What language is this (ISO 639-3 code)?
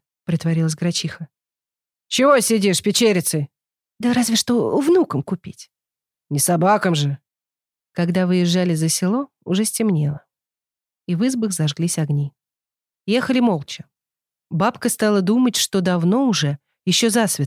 rus